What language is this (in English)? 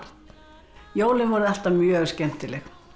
Icelandic